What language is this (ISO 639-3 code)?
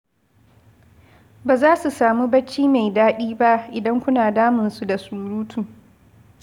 hau